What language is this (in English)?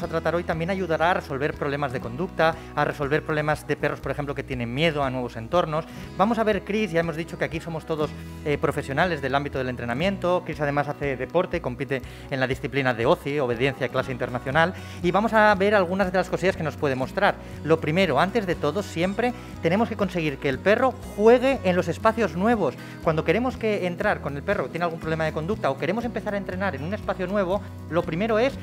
Spanish